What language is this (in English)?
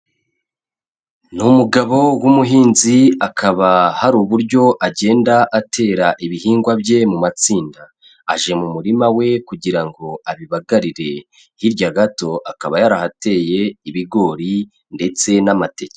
Kinyarwanda